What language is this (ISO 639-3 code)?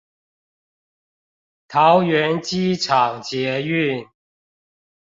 zho